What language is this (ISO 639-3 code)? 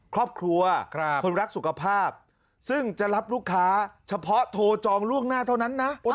tha